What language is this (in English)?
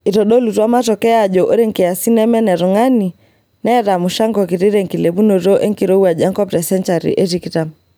Masai